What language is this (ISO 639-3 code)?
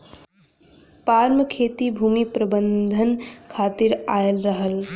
bho